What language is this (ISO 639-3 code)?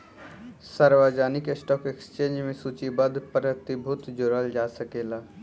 bho